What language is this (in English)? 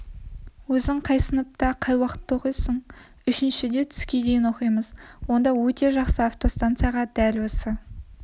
Kazakh